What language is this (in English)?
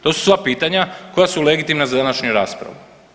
Croatian